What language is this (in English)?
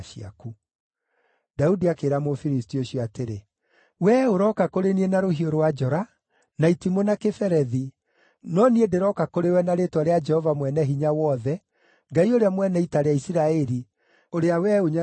Kikuyu